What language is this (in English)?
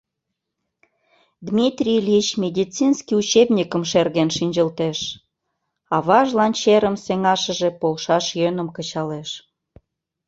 Mari